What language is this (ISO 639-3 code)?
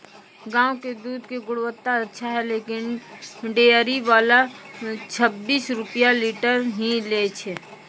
mai